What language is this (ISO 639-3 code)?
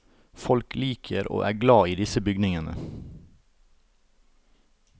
nor